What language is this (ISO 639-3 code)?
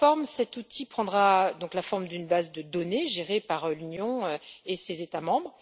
fra